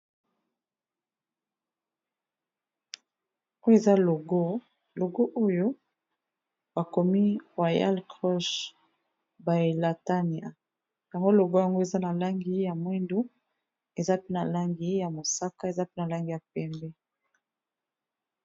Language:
Lingala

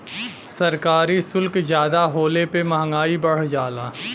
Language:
Bhojpuri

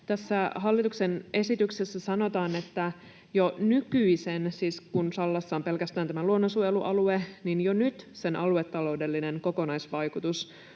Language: Finnish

